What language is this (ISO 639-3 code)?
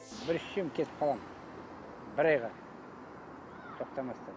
kaz